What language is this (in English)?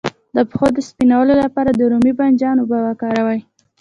Pashto